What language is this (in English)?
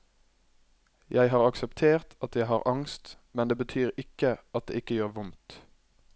Norwegian